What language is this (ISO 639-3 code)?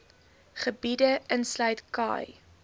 afr